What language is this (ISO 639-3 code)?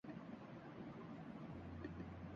urd